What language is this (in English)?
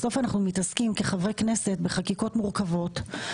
Hebrew